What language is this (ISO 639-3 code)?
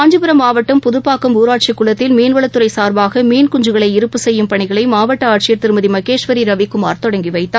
tam